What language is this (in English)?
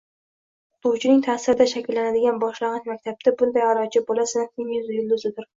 Uzbek